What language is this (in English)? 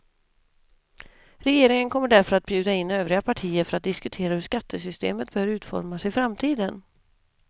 Swedish